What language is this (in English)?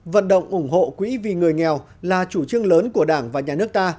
Vietnamese